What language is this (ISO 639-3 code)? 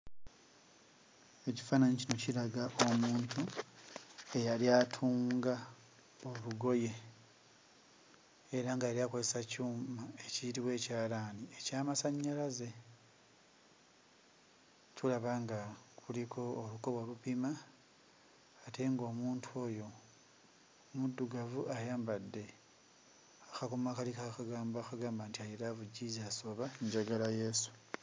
lug